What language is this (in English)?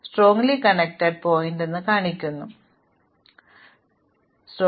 Malayalam